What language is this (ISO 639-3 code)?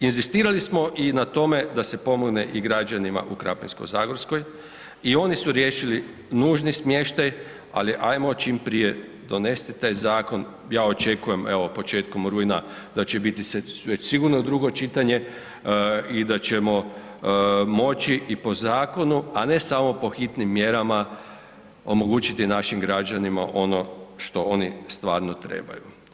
hrv